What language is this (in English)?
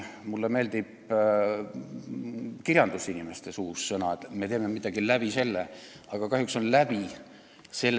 Estonian